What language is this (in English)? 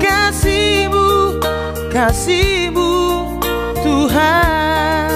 Indonesian